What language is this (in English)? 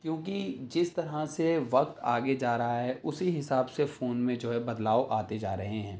Urdu